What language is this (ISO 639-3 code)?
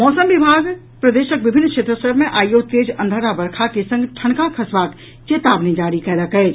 mai